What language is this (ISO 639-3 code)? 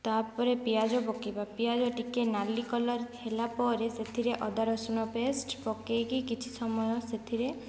ori